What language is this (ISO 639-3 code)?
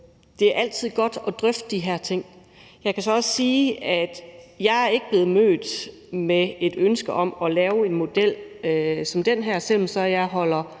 dan